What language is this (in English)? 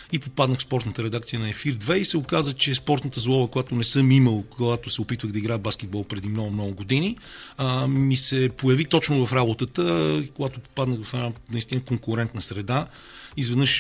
Bulgarian